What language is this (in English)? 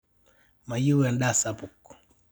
Masai